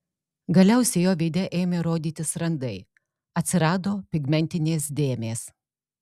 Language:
Lithuanian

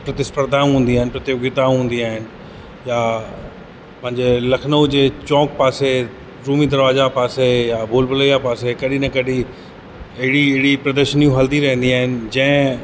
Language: Sindhi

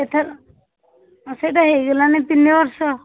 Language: Odia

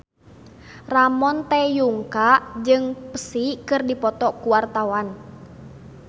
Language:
Sundanese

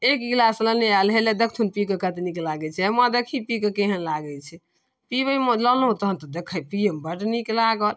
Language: Maithili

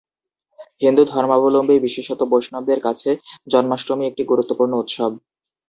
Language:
Bangla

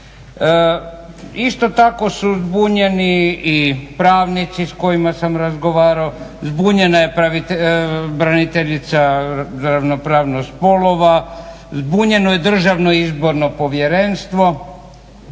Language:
Croatian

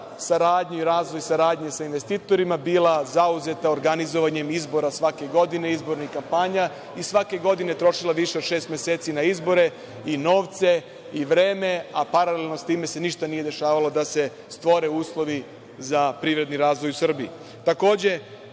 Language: Serbian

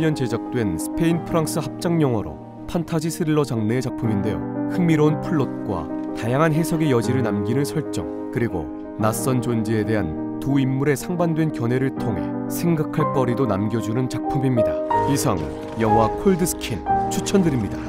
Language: Korean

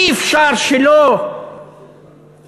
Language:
Hebrew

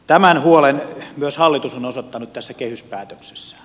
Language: Finnish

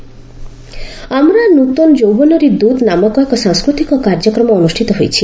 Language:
Odia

